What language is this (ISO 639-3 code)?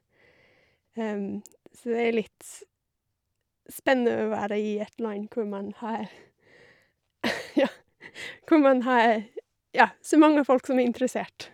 nor